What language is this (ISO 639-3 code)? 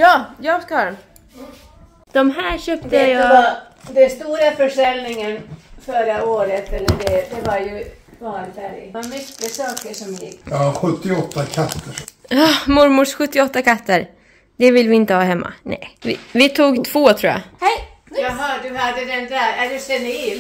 swe